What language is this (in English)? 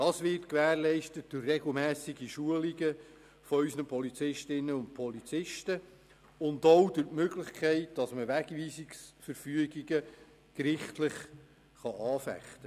Swiss German